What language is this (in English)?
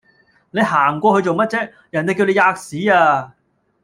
Cantonese